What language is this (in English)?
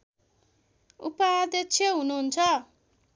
Nepali